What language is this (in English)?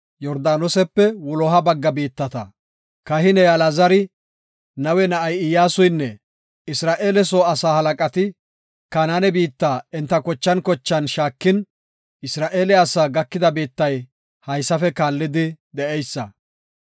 Gofa